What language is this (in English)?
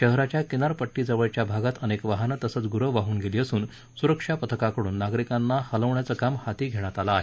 Marathi